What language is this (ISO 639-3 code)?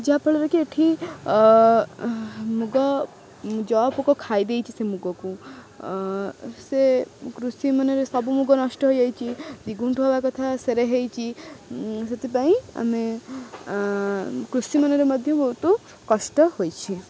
ori